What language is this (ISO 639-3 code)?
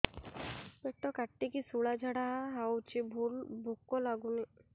ori